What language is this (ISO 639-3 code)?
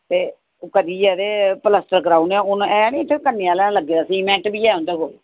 doi